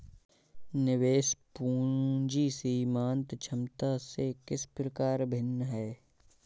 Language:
Hindi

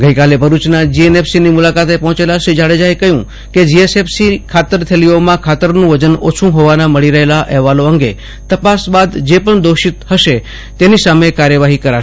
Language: Gujarati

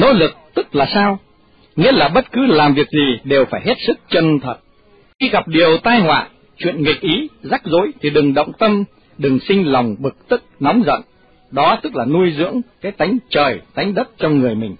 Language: Vietnamese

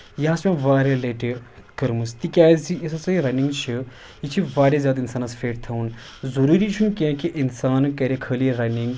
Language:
Kashmiri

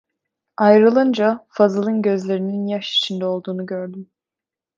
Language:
Turkish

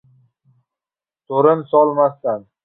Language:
Uzbek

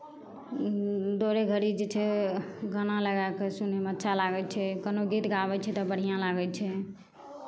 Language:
Maithili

